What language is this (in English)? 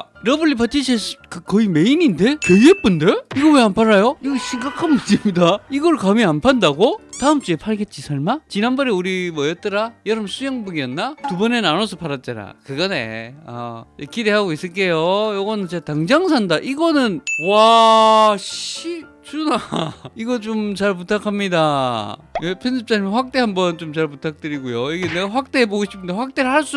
Korean